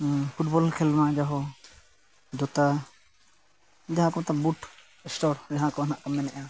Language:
Santali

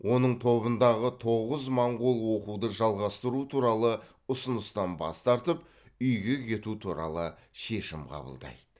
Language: Kazakh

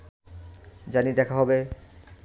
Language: Bangla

